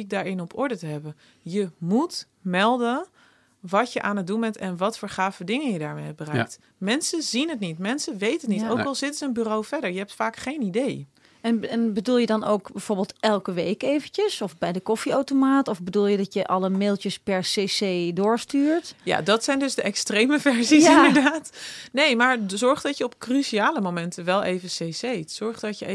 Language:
Dutch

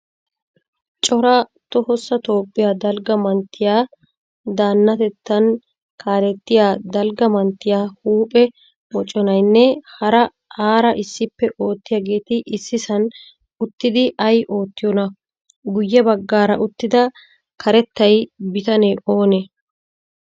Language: Wolaytta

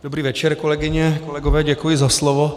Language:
Czech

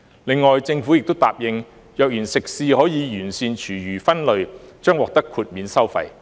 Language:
Cantonese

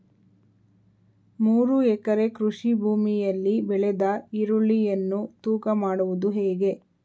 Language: Kannada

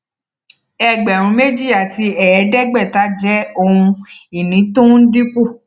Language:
Yoruba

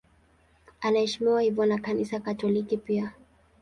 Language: Swahili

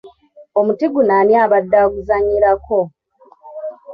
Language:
Ganda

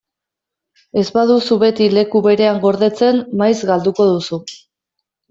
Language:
Basque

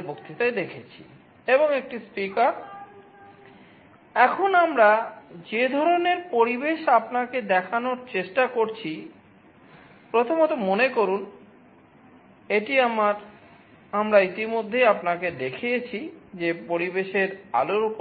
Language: Bangla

